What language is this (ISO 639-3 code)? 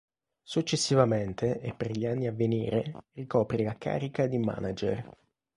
ita